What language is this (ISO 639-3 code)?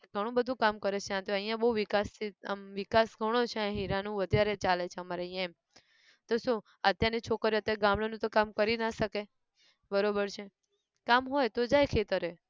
guj